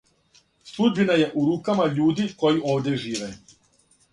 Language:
Serbian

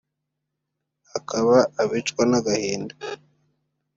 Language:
Kinyarwanda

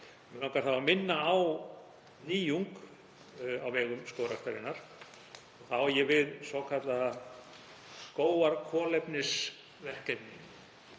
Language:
Icelandic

